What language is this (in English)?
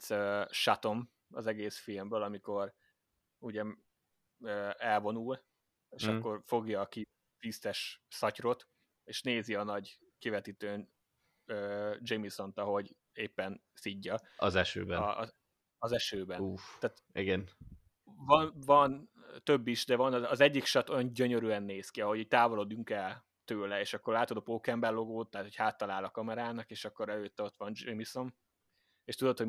Hungarian